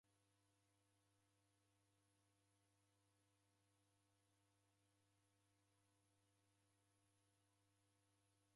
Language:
Taita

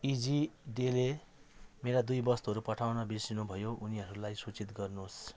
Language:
Nepali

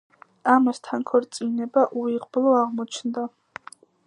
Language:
Georgian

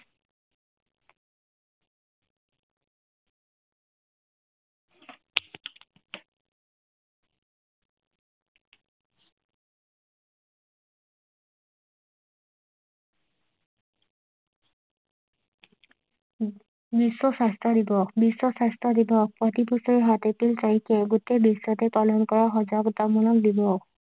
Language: Assamese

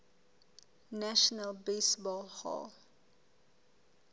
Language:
Southern Sotho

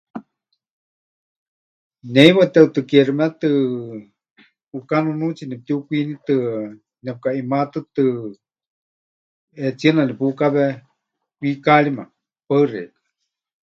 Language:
Huichol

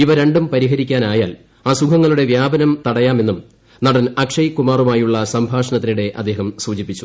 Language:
Malayalam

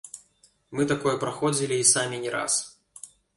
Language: Belarusian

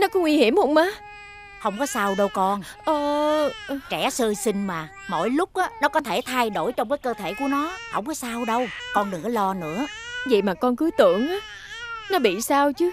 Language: Vietnamese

